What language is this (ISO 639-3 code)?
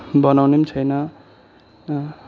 nep